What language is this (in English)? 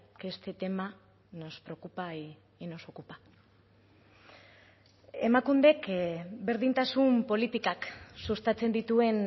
Spanish